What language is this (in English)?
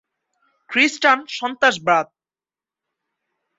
Bangla